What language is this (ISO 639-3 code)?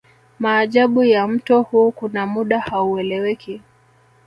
swa